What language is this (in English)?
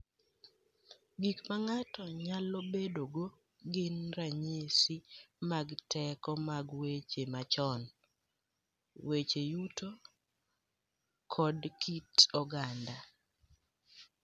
Luo (Kenya and Tanzania)